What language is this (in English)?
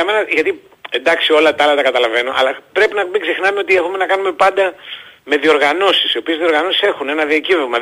Greek